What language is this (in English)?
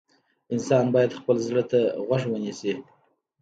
Pashto